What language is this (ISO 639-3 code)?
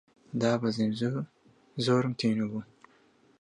ckb